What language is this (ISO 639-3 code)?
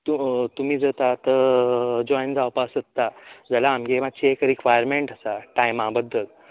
kok